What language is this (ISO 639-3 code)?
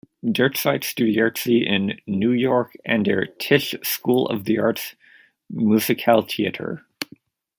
deu